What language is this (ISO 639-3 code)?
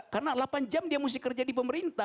ind